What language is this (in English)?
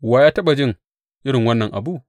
Hausa